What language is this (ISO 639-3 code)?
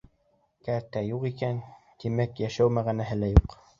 bak